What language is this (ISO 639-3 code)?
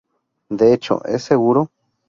spa